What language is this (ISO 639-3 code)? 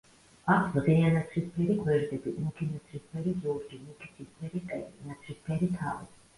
kat